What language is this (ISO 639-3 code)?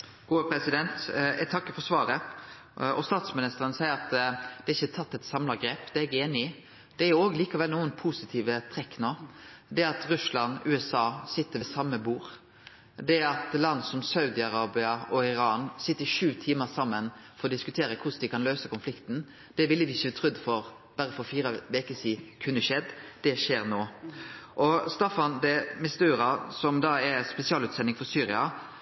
nno